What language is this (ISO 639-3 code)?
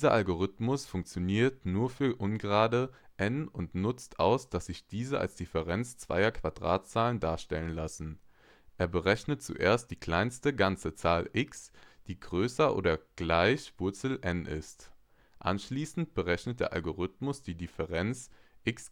deu